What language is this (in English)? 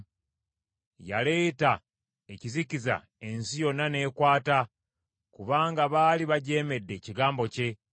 Ganda